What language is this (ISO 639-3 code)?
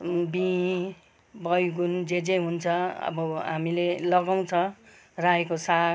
nep